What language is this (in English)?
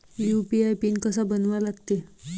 Marathi